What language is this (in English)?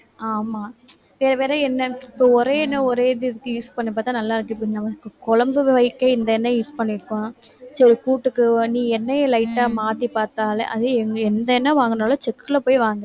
Tamil